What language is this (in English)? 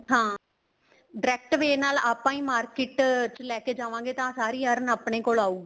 Punjabi